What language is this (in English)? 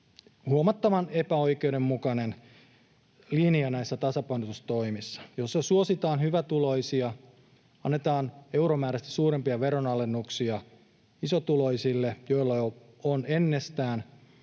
Finnish